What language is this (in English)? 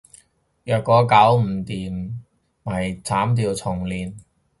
Cantonese